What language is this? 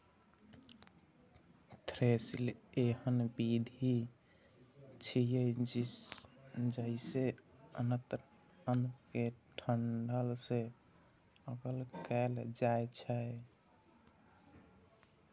Maithili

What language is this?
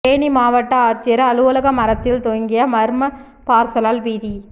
Tamil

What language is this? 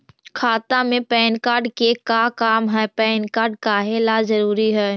Magahi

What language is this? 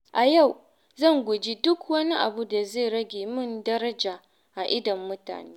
Hausa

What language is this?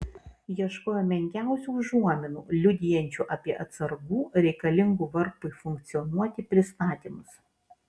Lithuanian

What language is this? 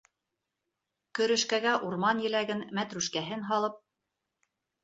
Bashkir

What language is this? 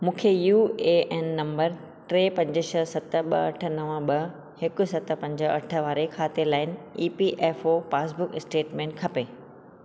Sindhi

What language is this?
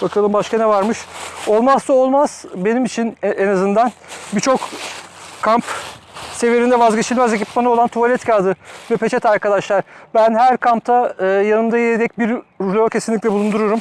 Turkish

